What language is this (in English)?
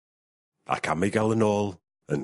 Welsh